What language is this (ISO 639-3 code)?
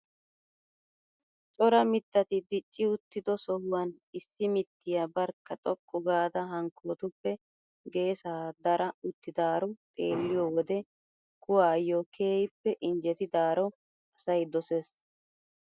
wal